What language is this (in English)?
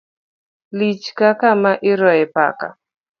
Luo (Kenya and Tanzania)